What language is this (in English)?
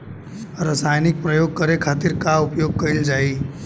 Bhojpuri